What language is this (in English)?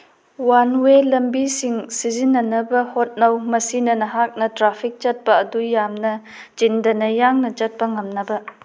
Manipuri